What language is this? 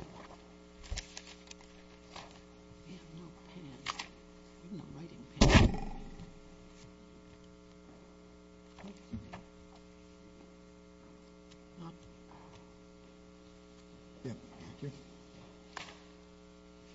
English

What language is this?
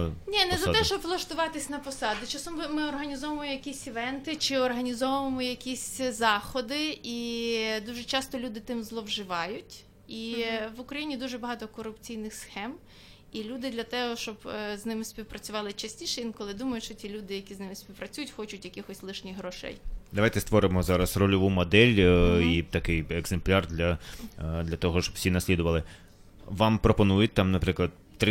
Ukrainian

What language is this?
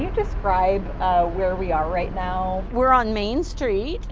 English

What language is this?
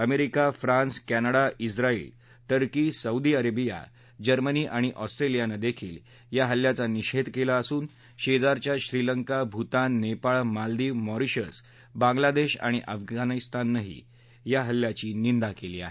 Marathi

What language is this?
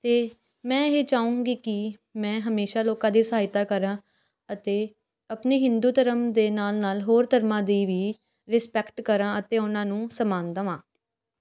Punjabi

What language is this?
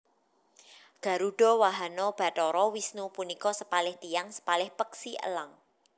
Javanese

